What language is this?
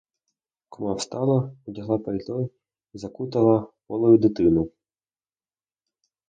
Ukrainian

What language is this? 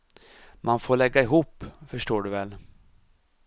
Swedish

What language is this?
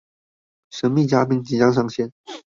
Chinese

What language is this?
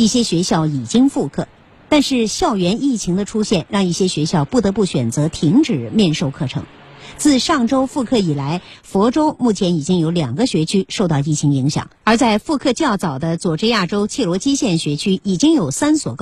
Chinese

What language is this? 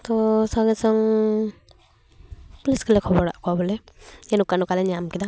Santali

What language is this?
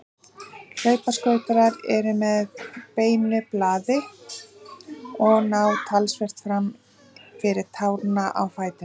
Icelandic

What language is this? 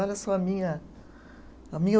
Portuguese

